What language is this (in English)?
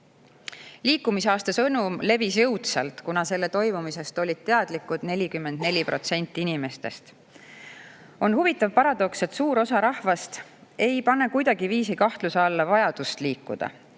Estonian